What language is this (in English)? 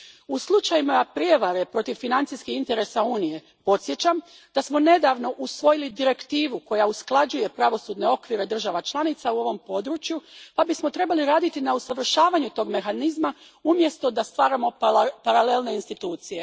Croatian